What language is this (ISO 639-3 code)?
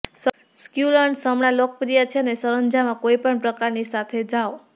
guj